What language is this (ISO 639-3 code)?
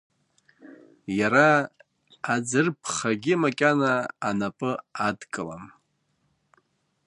abk